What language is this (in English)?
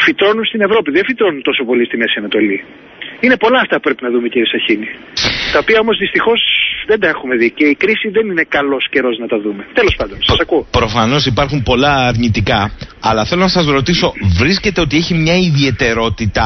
Greek